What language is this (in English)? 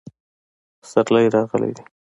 Pashto